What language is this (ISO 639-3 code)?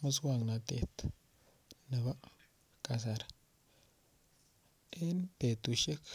kln